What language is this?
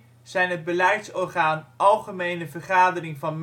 Dutch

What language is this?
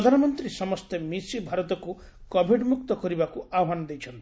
Odia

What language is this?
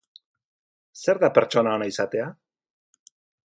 Basque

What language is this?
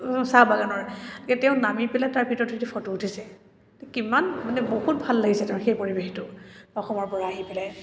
Assamese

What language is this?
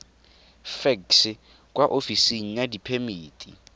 Tswana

